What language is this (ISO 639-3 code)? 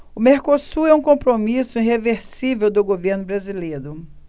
por